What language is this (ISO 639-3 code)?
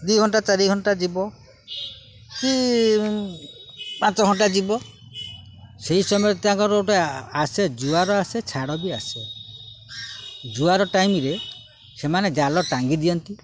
ori